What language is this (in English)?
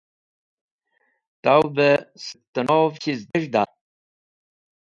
Wakhi